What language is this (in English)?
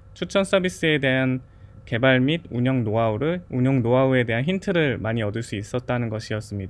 Korean